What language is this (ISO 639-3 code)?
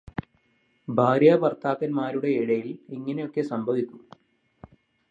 mal